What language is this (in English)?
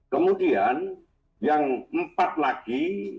Indonesian